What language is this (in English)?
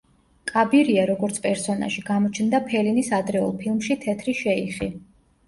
Georgian